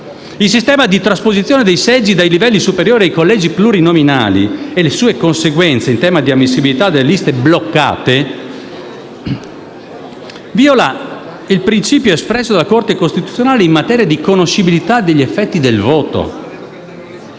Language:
Italian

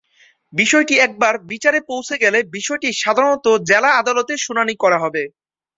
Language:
Bangla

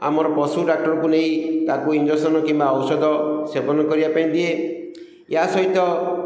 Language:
Odia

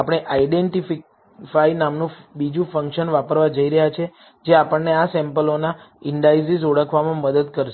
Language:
Gujarati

